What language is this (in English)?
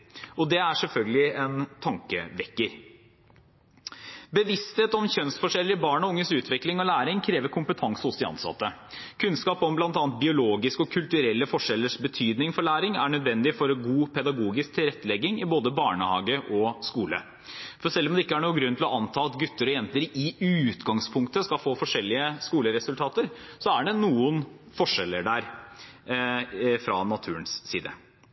Norwegian Bokmål